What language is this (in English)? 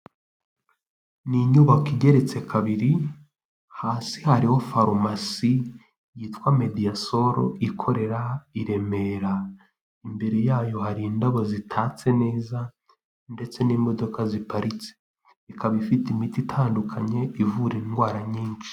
Kinyarwanda